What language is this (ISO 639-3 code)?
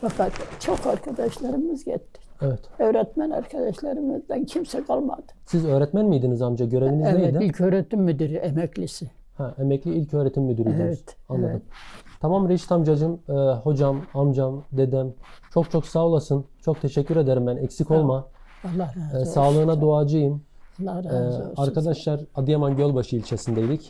tur